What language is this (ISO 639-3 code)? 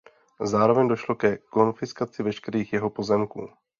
ces